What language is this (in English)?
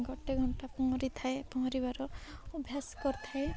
Odia